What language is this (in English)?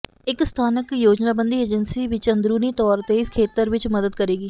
Punjabi